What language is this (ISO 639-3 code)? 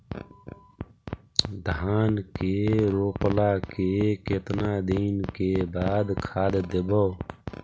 mag